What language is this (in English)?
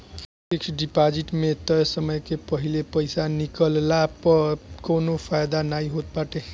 Bhojpuri